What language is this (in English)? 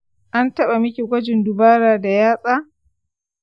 Hausa